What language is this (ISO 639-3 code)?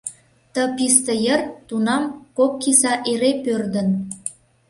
chm